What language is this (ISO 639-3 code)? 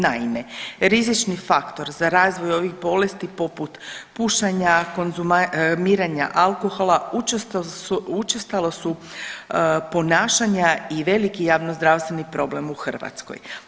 hrv